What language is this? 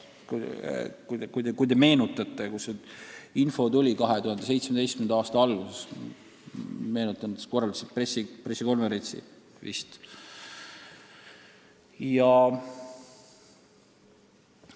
Estonian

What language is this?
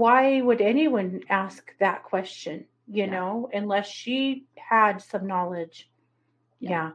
English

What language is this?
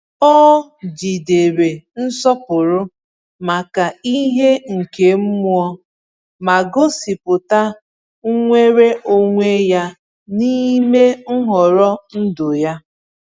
Igbo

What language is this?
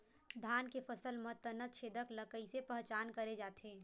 Chhattisgarhi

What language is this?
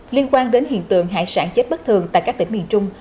Vietnamese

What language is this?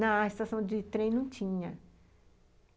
Portuguese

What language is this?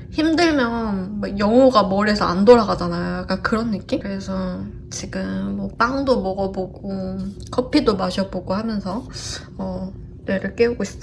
Korean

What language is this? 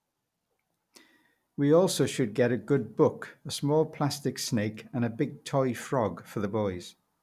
English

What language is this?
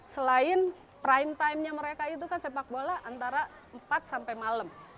Indonesian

